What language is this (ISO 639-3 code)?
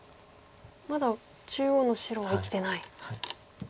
jpn